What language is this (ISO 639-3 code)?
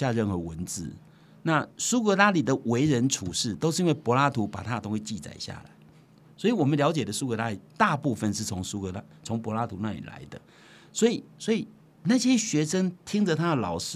zho